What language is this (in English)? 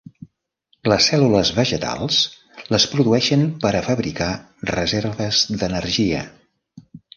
Catalan